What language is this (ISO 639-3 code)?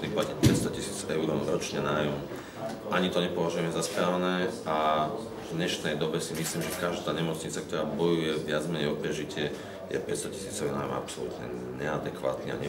slk